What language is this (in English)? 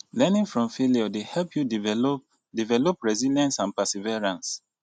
Nigerian Pidgin